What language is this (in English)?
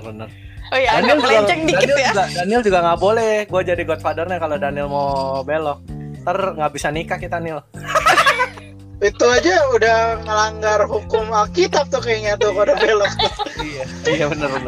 Indonesian